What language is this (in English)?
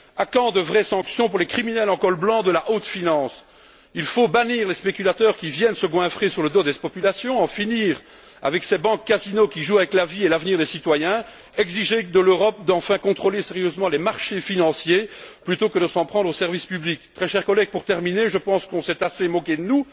French